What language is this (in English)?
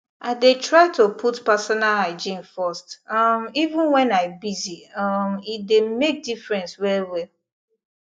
Nigerian Pidgin